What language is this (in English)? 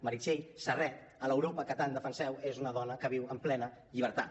Catalan